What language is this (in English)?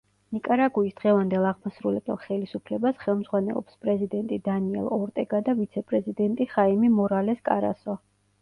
Georgian